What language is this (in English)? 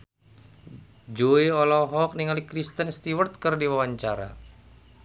Sundanese